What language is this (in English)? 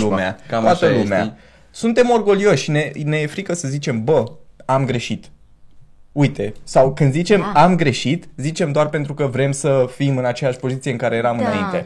Romanian